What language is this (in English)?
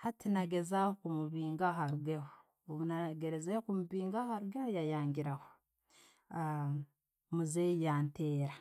Tooro